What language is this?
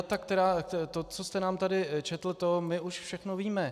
Czech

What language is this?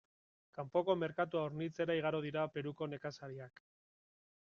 Basque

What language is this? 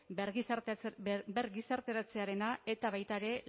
Basque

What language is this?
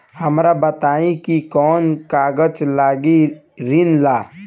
Bhojpuri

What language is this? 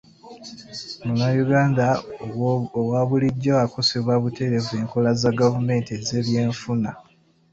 Ganda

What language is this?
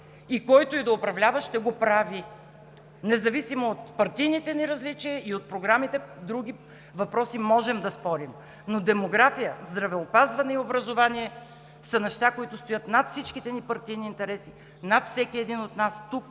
Bulgarian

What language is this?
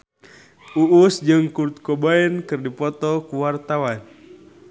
Sundanese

